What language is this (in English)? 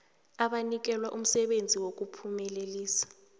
South Ndebele